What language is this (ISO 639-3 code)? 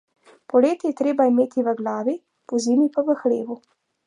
slv